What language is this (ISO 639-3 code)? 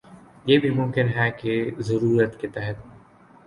urd